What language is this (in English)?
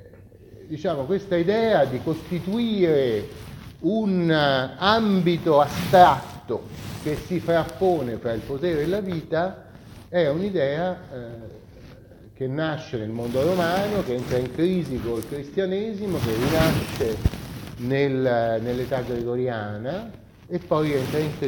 Italian